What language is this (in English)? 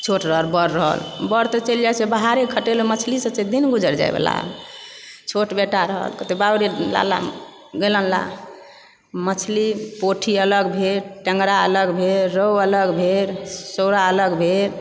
Maithili